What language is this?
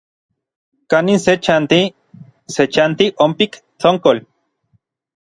Orizaba Nahuatl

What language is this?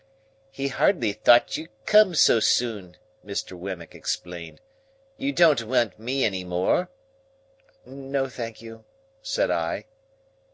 English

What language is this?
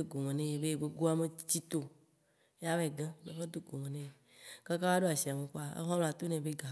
Waci Gbe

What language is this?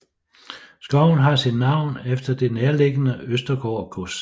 Danish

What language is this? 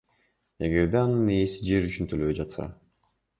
Kyrgyz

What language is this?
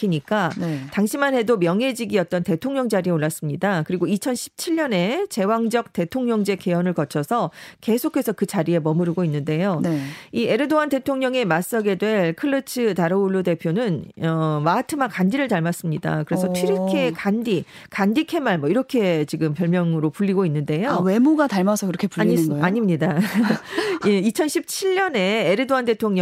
Korean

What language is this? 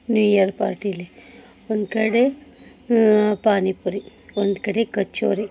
Kannada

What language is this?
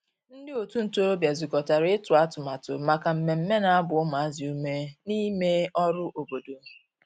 Igbo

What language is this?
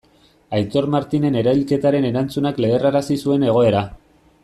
Basque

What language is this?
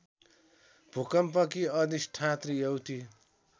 Nepali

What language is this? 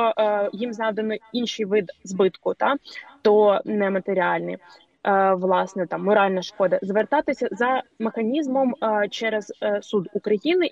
Ukrainian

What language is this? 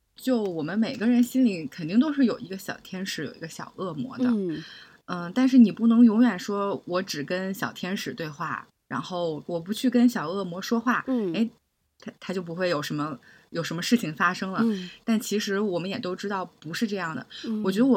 Chinese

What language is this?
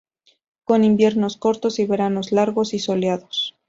Spanish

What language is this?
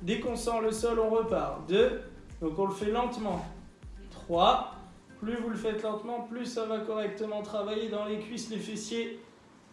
French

